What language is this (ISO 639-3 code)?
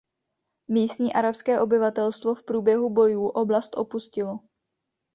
ces